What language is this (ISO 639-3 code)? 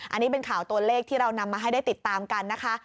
tha